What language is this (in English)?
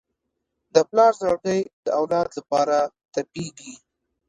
Pashto